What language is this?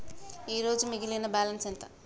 Telugu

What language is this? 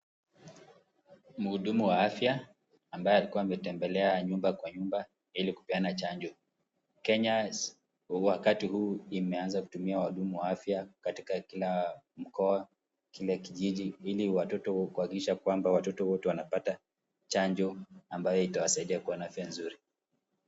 Swahili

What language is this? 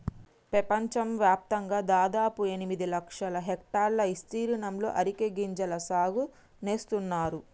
Telugu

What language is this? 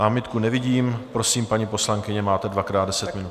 Czech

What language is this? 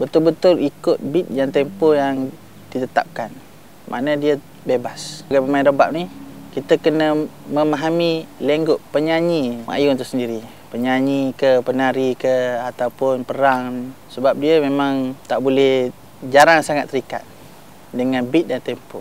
Malay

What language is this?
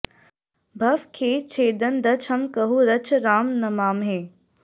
Sanskrit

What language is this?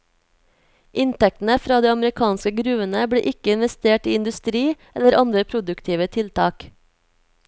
Norwegian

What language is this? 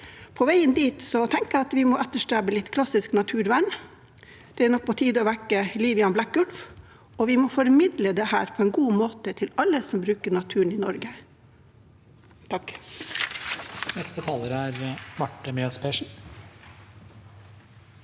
Norwegian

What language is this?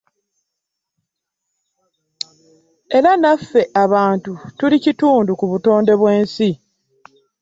Ganda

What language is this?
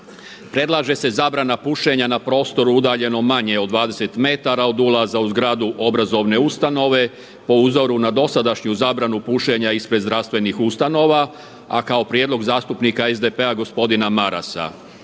Croatian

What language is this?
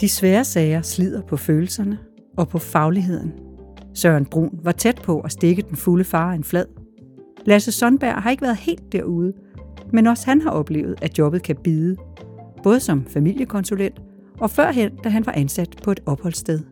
Danish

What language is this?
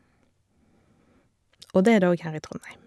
Norwegian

